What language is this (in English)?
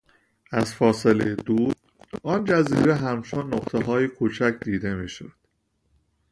Persian